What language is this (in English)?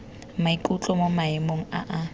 Tswana